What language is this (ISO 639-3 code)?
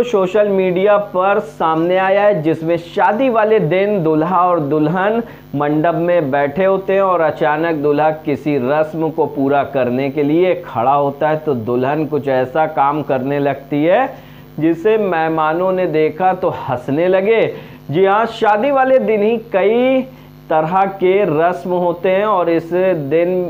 hin